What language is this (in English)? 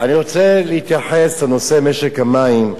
Hebrew